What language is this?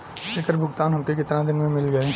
Bhojpuri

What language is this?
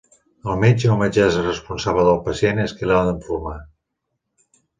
Catalan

